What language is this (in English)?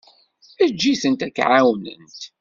Kabyle